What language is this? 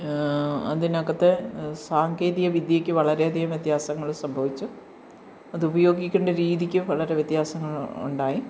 Malayalam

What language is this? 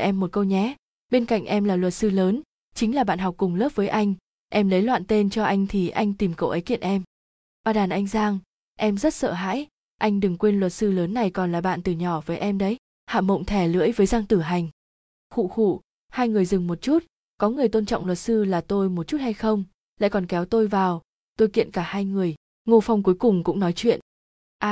Vietnamese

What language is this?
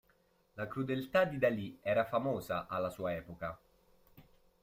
Italian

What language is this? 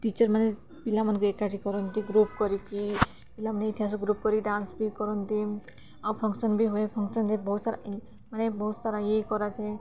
Odia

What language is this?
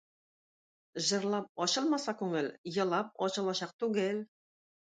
Tatar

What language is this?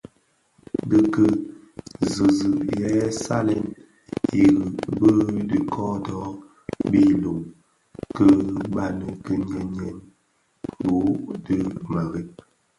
Bafia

